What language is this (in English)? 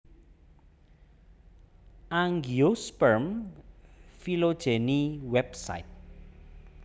Javanese